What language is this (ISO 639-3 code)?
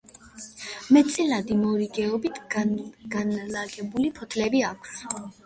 kat